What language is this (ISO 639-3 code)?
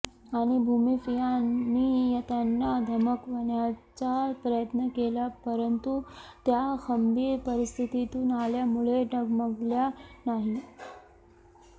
mar